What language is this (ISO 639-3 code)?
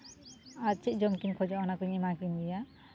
sat